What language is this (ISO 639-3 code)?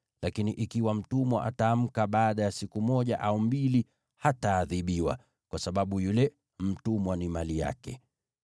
swa